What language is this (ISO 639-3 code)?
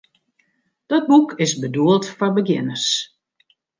fry